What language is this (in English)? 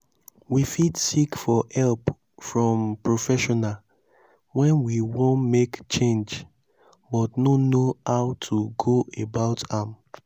Nigerian Pidgin